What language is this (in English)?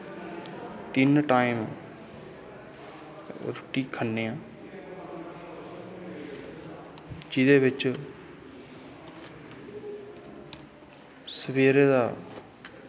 Dogri